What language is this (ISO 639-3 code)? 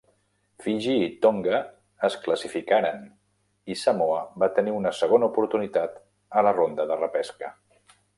cat